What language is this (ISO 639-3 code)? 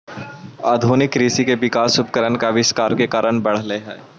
mag